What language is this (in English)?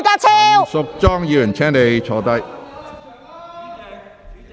Cantonese